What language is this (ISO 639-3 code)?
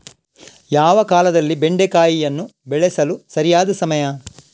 kan